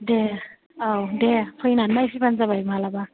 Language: Bodo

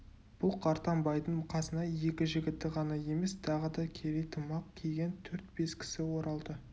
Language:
Kazakh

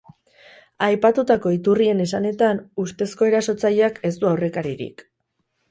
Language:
Basque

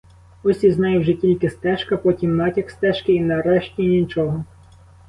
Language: Ukrainian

